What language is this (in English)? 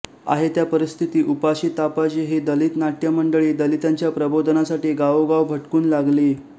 Marathi